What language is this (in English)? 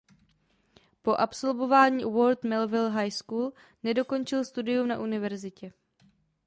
Czech